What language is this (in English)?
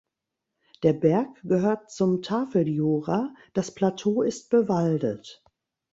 German